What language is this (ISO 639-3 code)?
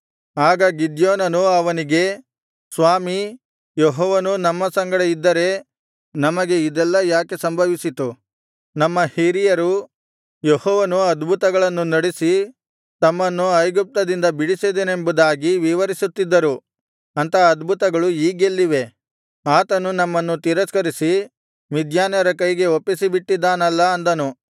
kan